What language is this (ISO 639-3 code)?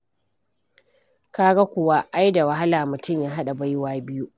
hau